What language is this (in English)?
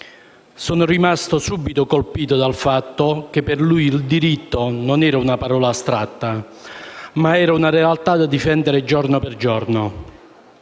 Italian